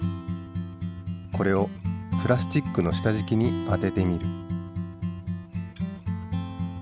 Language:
Japanese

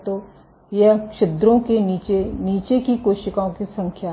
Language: Hindi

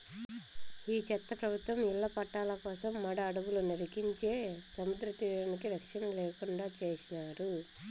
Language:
Telugu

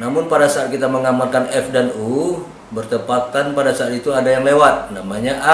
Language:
Indonesian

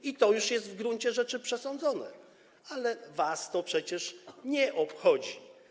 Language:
Polish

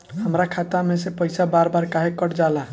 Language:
Bhojpuri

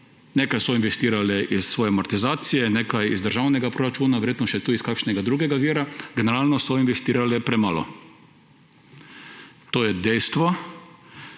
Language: Slovenian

